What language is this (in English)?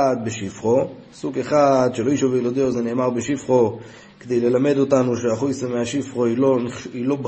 Hebrew